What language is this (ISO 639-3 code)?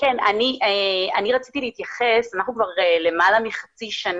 heb